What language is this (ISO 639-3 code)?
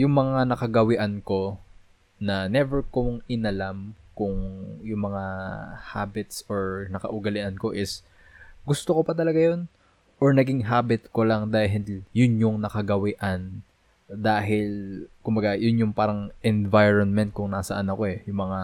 fil